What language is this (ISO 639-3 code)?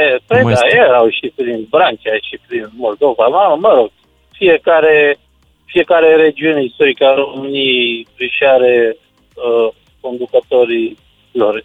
ron